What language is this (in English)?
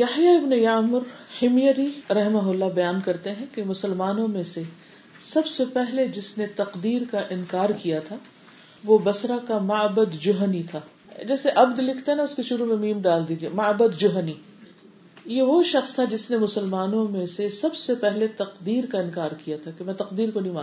Urdu